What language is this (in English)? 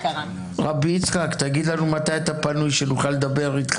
Hebrew